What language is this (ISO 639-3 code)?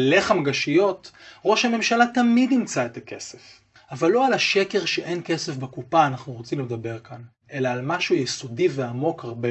heb